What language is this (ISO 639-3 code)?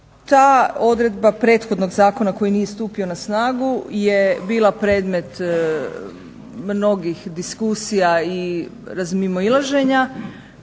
hrv